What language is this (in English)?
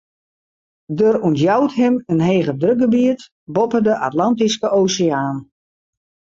Western Frisian